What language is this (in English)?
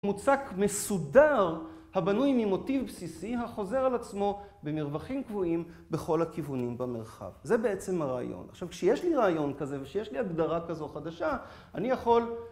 Hebrew